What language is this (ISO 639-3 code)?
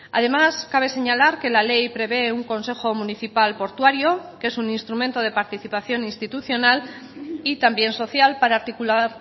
spa